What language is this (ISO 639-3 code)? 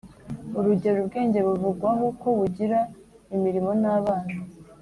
kin